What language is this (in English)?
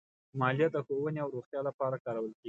Pashto